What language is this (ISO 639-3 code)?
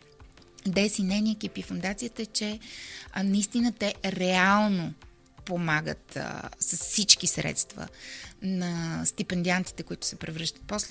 bul